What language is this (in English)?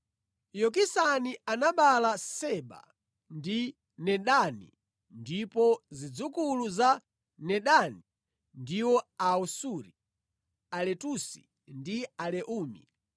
Nyanja